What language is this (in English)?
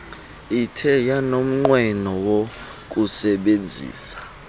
Xhosa